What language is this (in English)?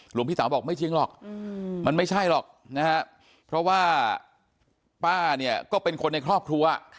Thai